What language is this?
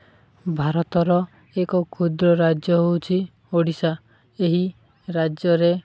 Odia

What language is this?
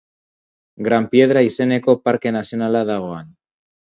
Basque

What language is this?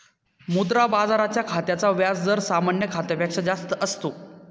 Marathi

